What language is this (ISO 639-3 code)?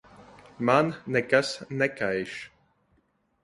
lav